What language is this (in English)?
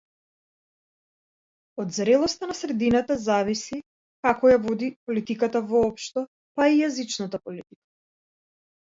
Macedonian